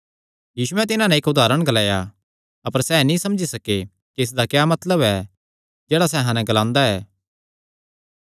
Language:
Kangri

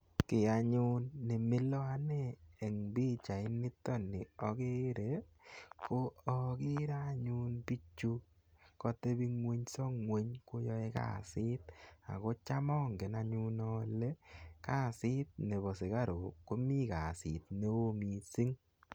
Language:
Kalenjin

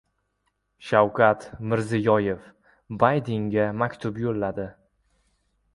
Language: Uzbek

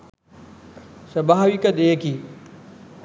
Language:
Sinhala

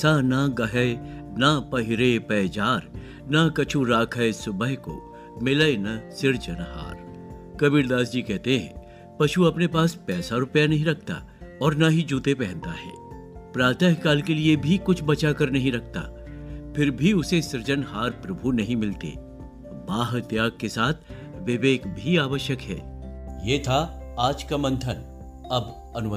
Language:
Hindi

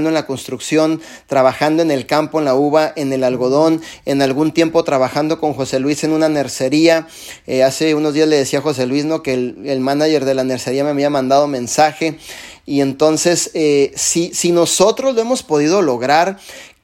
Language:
Spanish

